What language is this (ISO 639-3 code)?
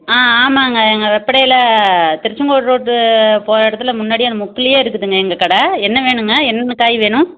tam